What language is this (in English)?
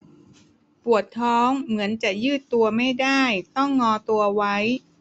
Thai